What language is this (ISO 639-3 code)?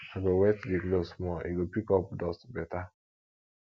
pcm